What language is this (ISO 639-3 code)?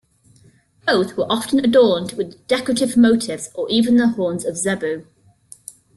eng